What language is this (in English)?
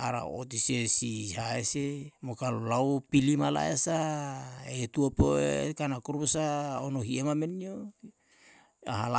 Yalahatan